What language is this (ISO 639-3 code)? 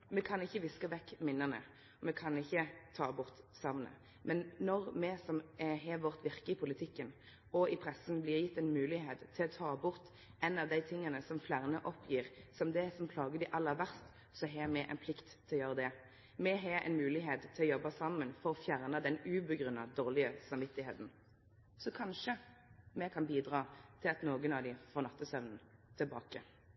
nno